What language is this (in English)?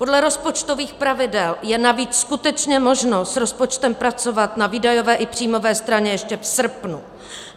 Czech